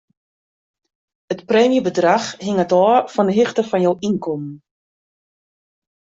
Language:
Western Frisian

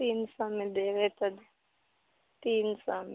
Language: Maithili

